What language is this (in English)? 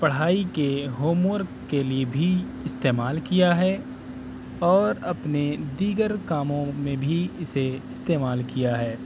Urdu